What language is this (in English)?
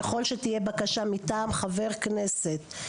Hebrew